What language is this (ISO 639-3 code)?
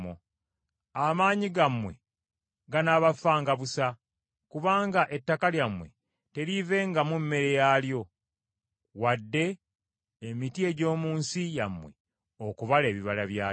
lug